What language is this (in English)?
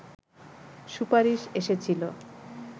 Bangla